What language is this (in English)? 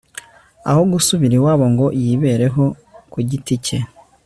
Kinyarwanda